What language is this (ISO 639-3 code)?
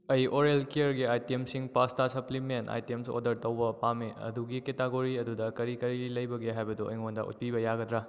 mni